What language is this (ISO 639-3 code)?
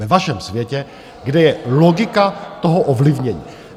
ces